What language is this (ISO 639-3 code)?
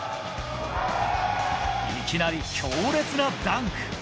jpn